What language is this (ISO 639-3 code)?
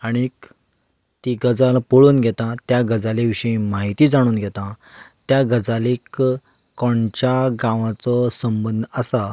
kok